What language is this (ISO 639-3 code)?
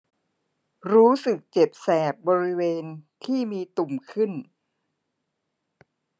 tha